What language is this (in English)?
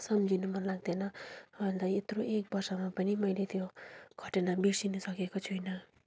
Nepali